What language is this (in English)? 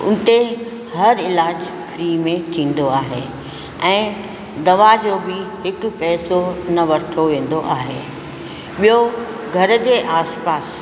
Sindhi